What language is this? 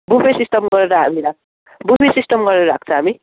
Nepali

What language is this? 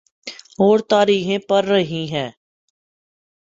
Urdu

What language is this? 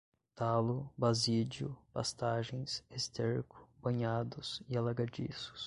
Portuguese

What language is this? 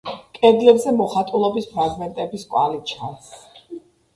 Georgian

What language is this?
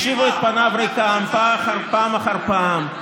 Hebrew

